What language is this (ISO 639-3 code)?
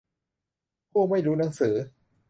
tha